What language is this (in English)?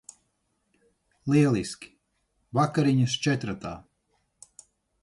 Latvian